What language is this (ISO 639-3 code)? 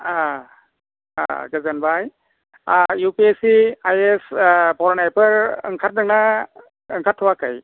brx